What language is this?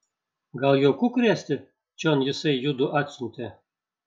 Lithuanian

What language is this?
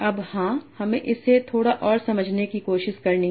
Hindi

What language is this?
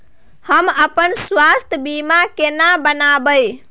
Maithili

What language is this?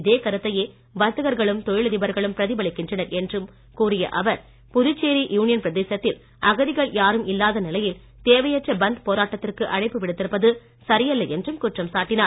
Tamil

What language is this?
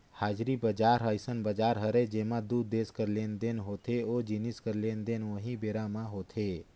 Chhattisgarhi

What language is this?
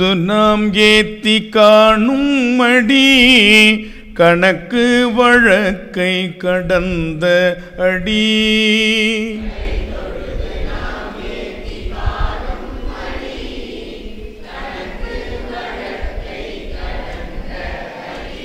Romanian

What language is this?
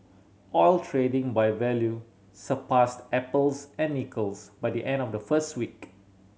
English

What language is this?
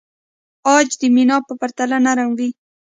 Pashto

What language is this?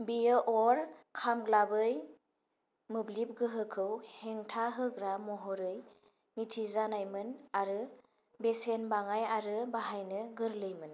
Bodo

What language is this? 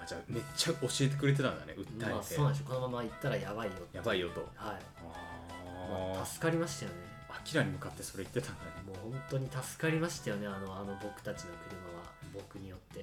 Japanese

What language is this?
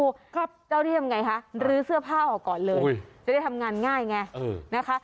Thai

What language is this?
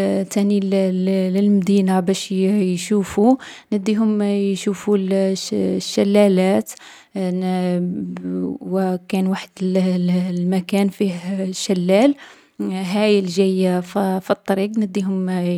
Algerian Arabic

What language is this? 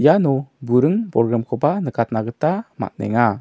Garo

